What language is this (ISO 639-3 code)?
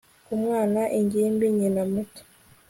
kin